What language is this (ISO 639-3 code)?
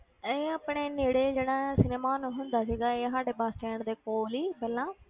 pan